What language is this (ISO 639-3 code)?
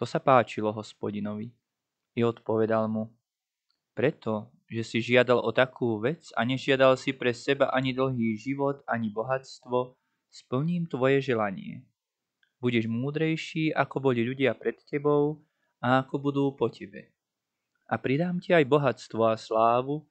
slk